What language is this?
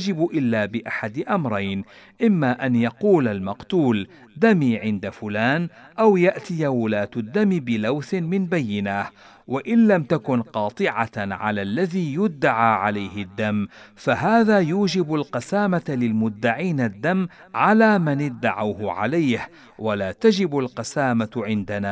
Arabic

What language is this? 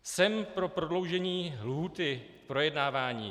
Czech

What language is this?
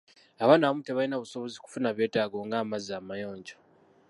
Ganda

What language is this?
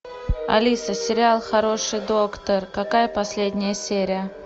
Russian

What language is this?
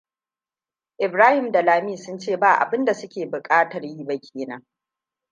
Hausa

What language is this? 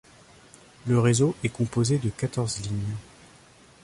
French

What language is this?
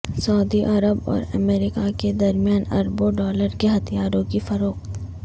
Urdu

